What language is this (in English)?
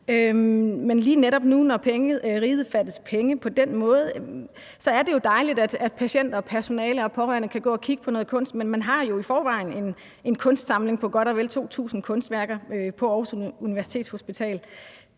Danish